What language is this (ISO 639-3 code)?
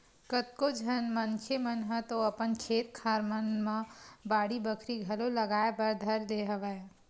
hne